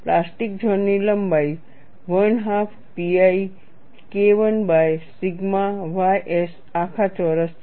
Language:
Gujarati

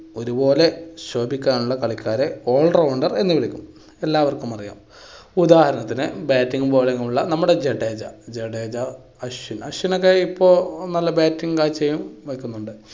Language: Malayalam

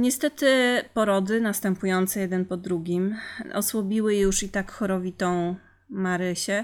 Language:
Polish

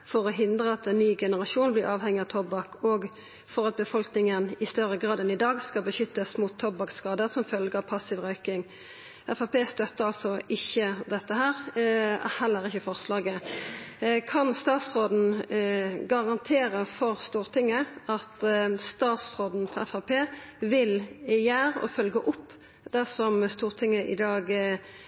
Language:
Norwegian Nynorsk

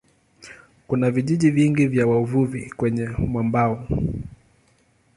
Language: Swahili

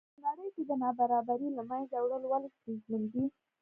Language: Pashto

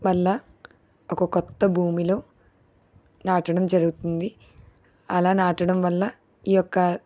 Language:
Telugu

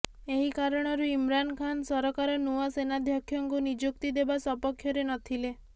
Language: Odia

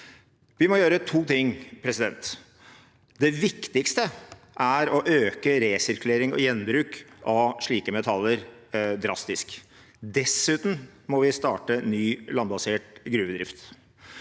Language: Norwegian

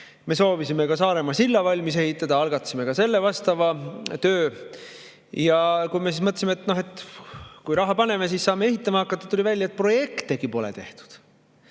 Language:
Estonian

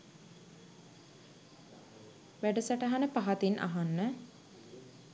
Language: Sinhala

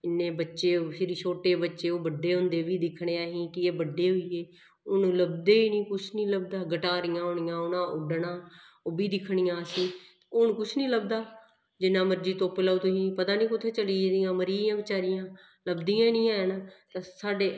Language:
Dogri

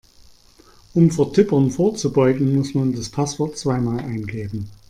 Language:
German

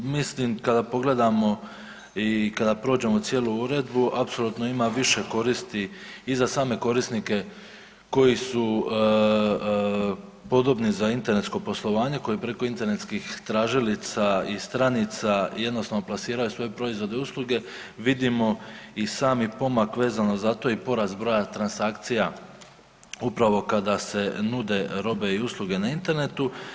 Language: Croatian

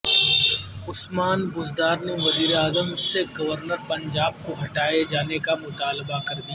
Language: Urdu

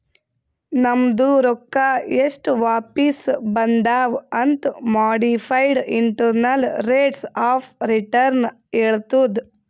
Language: Kannada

